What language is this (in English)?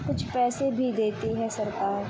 Urdu